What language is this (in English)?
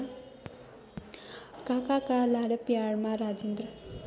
Nepali